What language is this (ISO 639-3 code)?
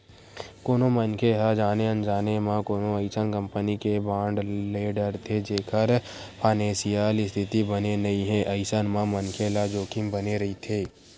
hne